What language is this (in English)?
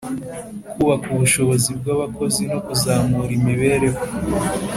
Kinyarwanda